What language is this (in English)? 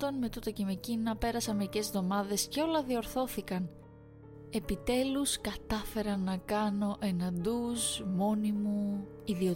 Greek